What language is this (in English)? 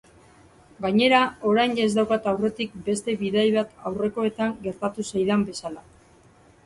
Basque